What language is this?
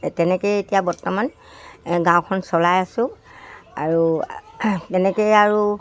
Assamese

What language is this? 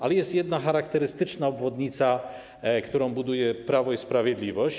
Polish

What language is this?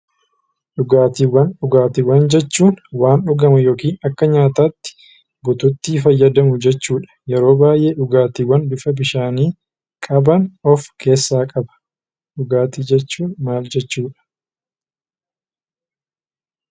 Oromo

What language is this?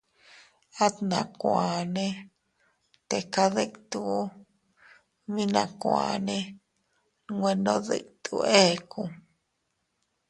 Teutila Cuicatec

